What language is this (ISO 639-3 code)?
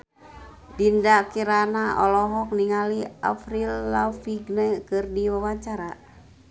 sun